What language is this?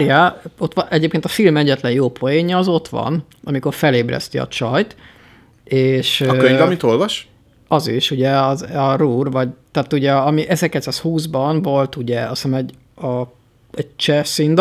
Hungarian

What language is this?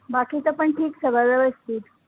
Marathi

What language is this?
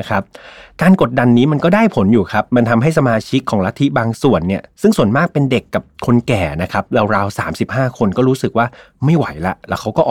Thai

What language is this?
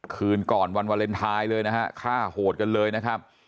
Thai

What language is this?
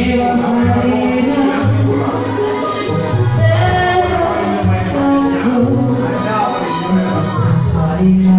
Romanian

